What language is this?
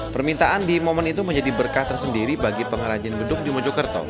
Indonesian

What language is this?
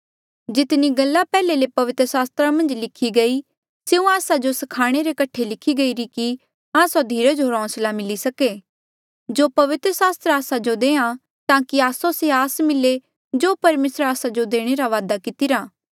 Mandeali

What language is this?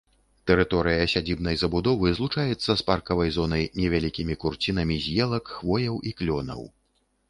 Belarusian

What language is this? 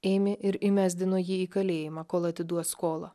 Lithuanian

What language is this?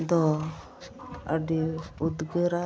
Santali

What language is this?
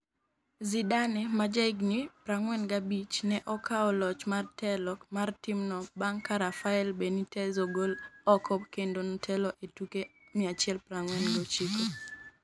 Luo (Kenya and Tanzania)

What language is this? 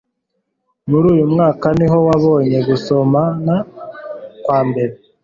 Kinyarwanda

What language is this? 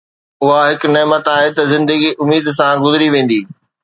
Sindhi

